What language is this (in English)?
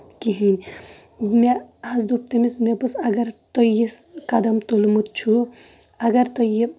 Kashmiri